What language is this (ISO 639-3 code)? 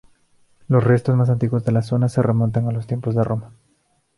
spa